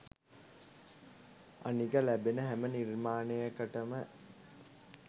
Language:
Sinhala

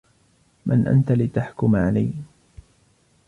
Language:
Arabic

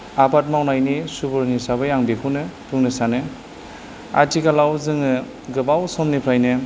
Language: Bodo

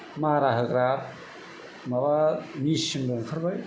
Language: Bodo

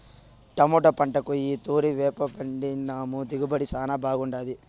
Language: Telugu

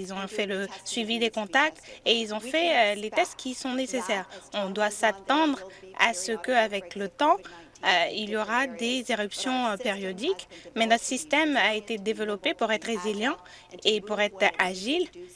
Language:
French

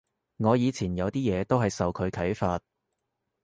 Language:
Cantonese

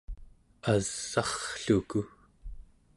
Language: Central Yupik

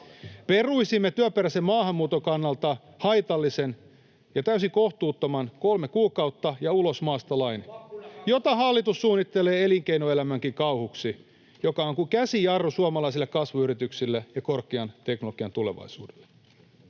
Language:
Finnish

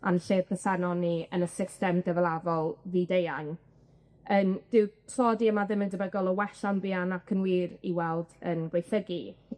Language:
Welsh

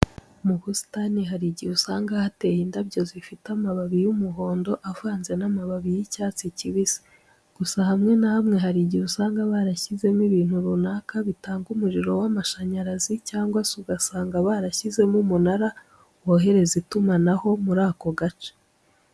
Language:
Kinyarwanda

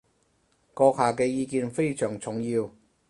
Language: Cantonese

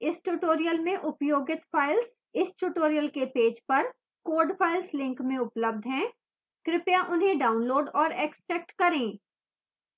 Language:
Hindi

